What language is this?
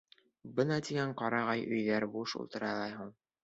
Bashkir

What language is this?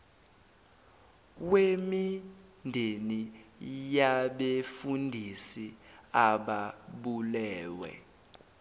Zulu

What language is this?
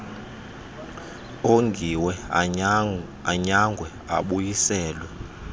Xhosa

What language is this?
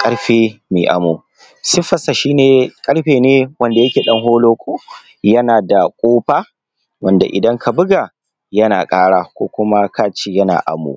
Hausa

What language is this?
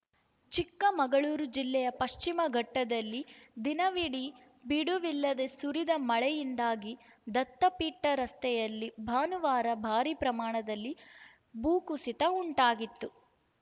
Kannada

